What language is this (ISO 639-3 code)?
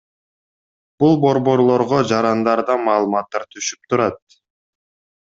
kir